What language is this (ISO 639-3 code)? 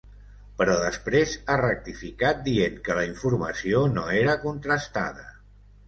cat